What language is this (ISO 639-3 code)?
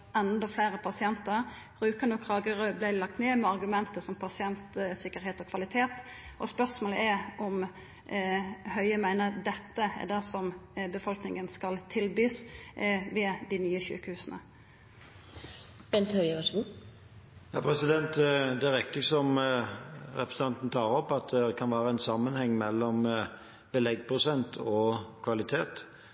nor